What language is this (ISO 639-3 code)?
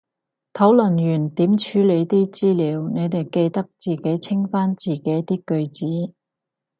yue